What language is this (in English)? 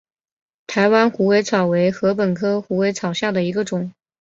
Chinese